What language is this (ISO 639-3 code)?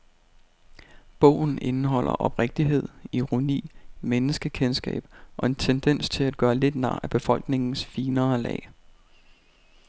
dan